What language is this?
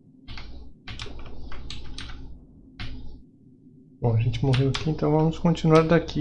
Portuguese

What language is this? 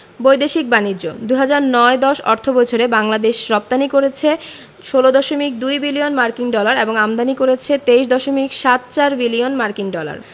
Bangla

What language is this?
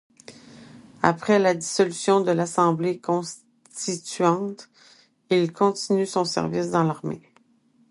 French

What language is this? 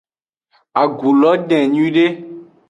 Aja (Benin)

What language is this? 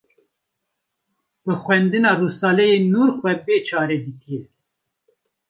Kurdish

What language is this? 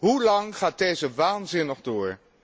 Dutch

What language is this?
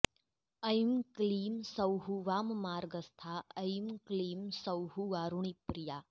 Sanskrit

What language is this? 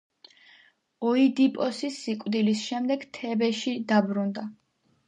Georgian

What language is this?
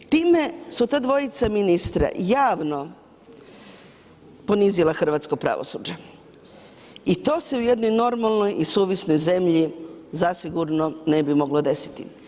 Croatian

